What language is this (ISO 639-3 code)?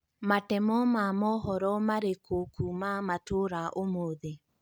kik